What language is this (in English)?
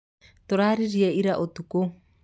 Kikuyu